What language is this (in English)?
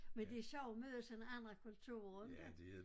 Danish